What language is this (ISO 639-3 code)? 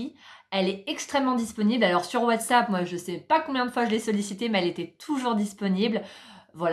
fra